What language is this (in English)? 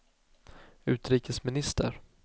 Swedish